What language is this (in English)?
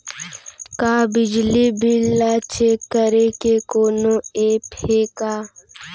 Chhattisgarhi